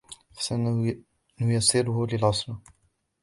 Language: Arabic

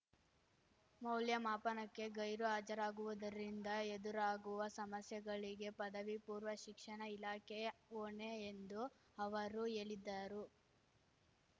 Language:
Kannada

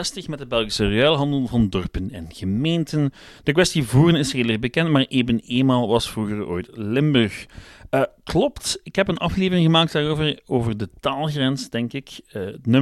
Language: Dutch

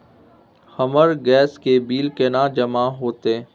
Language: Maithili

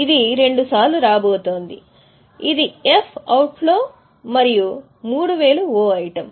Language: Telugu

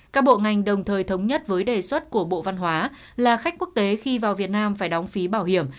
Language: Vietnamese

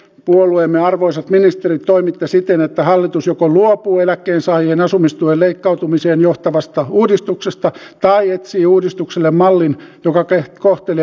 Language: Finnish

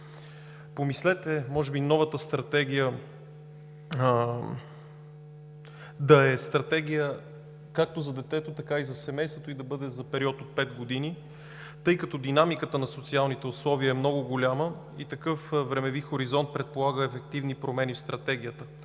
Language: Bulgarian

